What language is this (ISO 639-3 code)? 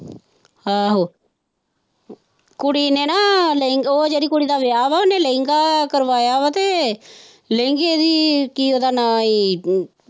pan